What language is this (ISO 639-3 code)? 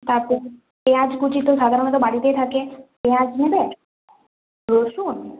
ben